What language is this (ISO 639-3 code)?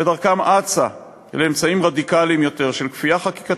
heb